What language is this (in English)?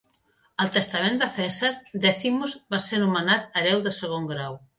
Catalan